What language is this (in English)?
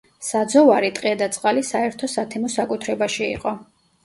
Georgian